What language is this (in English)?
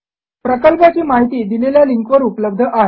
Marathi